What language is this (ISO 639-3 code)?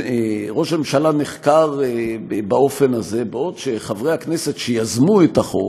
heb